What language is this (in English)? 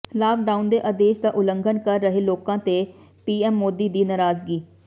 Punjabi